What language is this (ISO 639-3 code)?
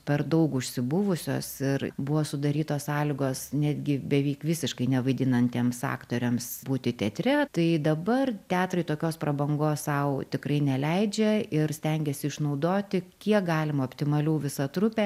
lit